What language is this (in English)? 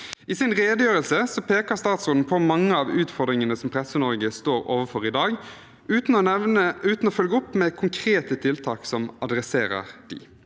Norwegian